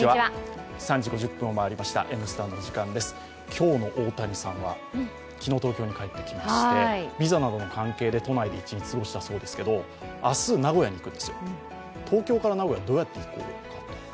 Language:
Japanese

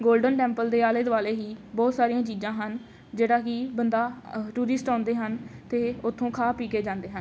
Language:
Punjabi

